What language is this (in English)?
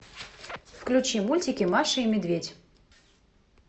Russian